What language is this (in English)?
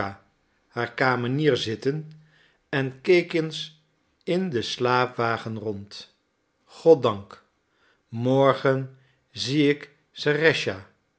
Dutch